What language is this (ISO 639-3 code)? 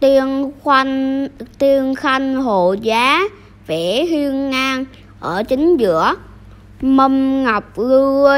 vie